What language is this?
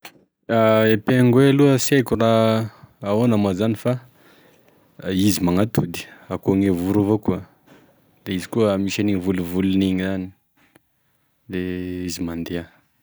Tesaka Malagasy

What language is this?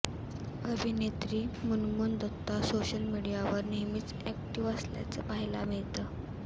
Marathi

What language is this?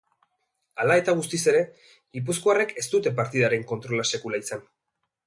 Basque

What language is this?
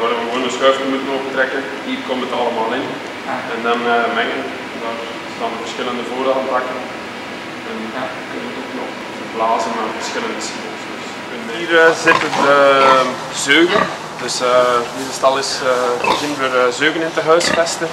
Dutch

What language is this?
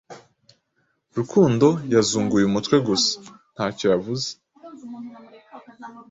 Kinyarwanda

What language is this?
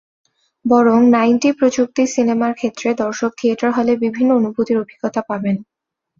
Bangla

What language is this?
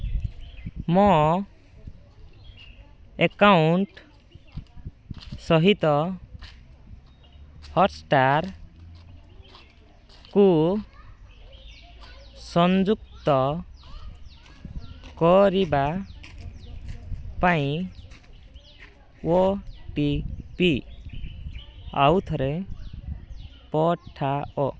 Odia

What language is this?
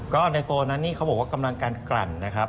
Thai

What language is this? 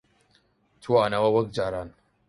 Central Kurdish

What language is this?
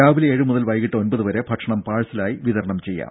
Malayalam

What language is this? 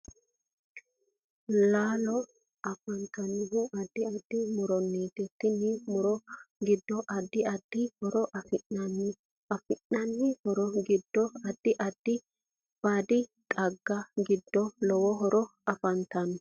Sidamo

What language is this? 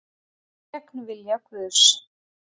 Icelandic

